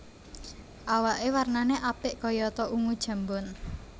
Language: Javanese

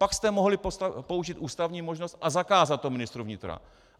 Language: Czech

